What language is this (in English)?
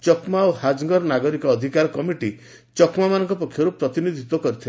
Odia